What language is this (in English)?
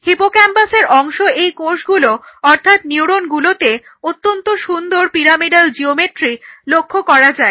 Bangla